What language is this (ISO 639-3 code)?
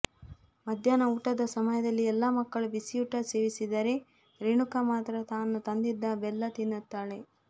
kan